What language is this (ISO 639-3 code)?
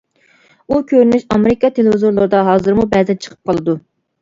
uig